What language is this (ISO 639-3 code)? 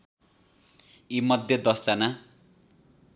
nep